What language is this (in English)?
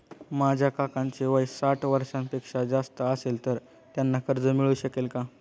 Marathi